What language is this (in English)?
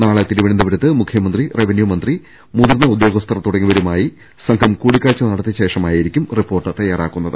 Malayalam